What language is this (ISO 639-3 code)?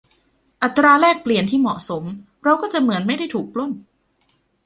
tha